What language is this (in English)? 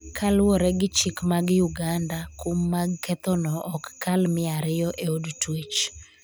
Luo (Kenya and Tanzania)